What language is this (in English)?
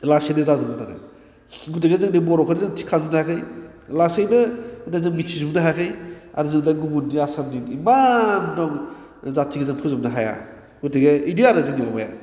Bodo